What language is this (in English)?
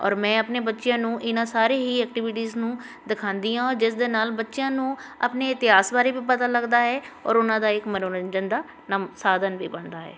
Punjabi